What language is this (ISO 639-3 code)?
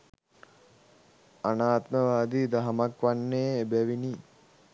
sin